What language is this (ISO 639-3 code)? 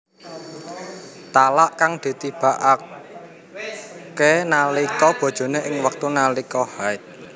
jav